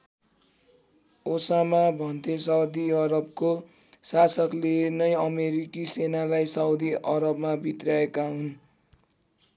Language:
Nepali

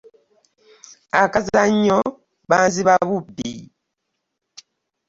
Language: Ganda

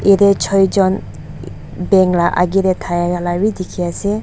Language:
Naga Pidgin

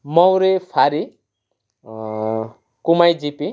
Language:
Nepali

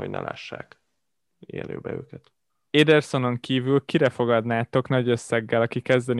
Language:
Hungarian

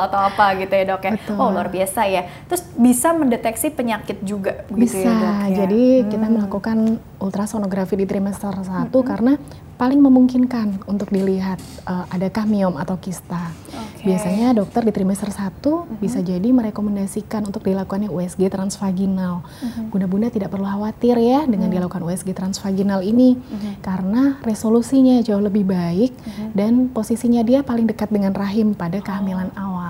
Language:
Indonesian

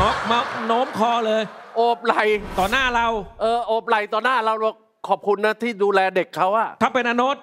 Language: Thai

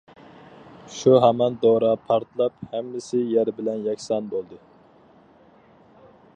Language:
Uyghur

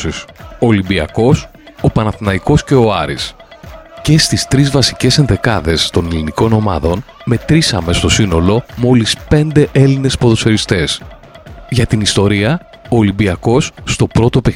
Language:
Greek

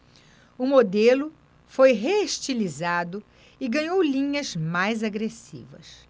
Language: Portuguese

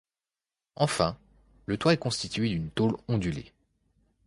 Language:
French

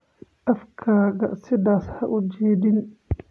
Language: Somali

